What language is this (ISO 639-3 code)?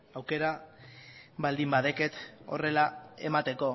eus